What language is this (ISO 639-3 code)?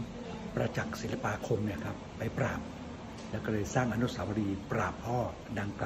tha